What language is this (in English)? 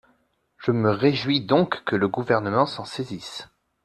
French